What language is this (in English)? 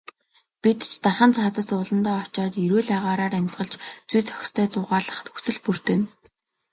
Mongolian